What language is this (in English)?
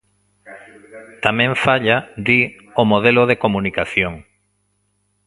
Galician